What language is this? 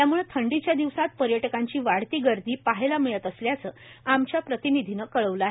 Marathi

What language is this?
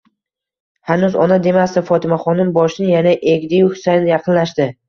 Uzbek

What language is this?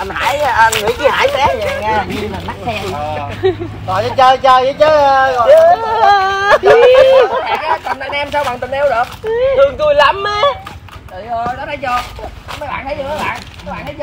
Vietnamese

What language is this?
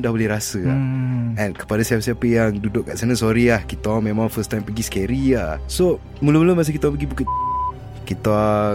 Malay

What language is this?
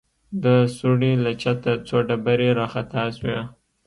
Pashto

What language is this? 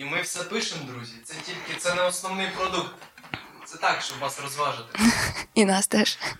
Ukrainian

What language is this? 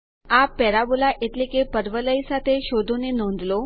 Gujarati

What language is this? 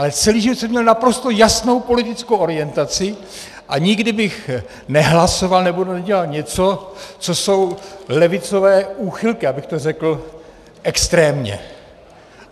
Czech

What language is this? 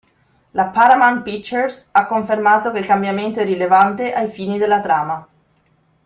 Italian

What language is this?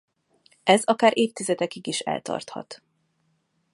Hungarian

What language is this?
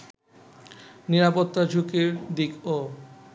Bangla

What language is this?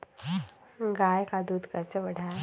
Magahi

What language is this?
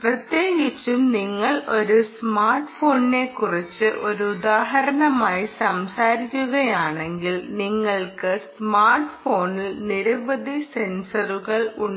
Malayalam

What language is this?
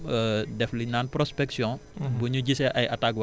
Wolof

